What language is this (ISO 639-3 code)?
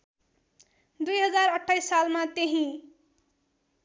nep